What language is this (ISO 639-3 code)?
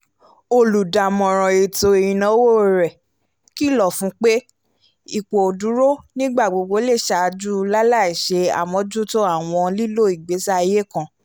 yor